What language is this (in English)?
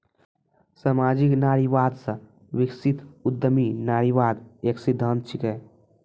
Maithili